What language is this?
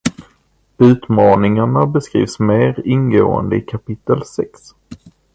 Swedish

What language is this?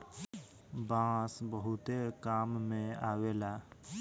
Bhojpuri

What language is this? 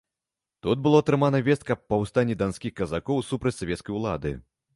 Belarusian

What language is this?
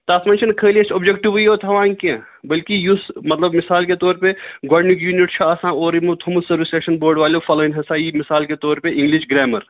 Kashmiri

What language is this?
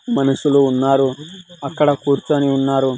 Telugu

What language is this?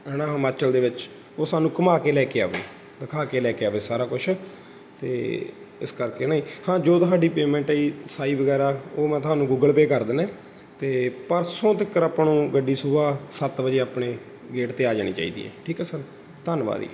Punjabi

